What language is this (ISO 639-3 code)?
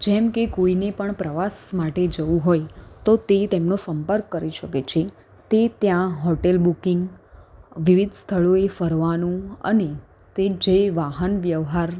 guj